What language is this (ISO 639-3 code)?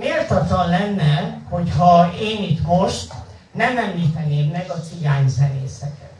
hun